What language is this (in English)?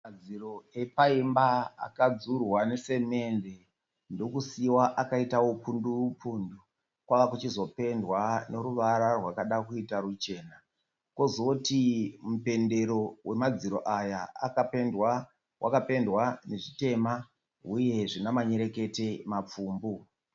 Shona